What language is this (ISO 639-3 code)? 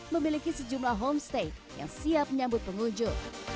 ind